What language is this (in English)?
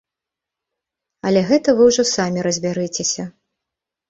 Belarusian